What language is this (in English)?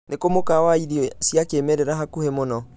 Kikuyu